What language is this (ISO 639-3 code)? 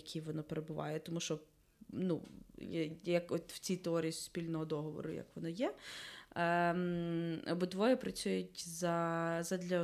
ukr